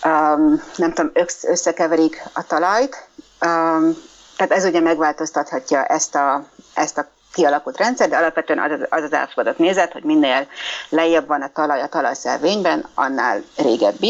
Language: Hungarian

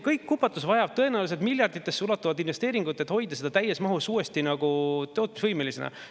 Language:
Estonian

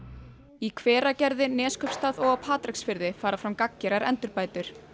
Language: Icelandic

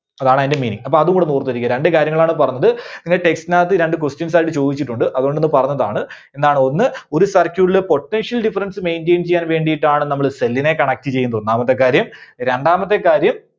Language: Malayalam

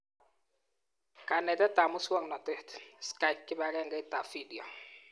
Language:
Kalenjin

